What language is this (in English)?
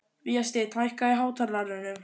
Icelandic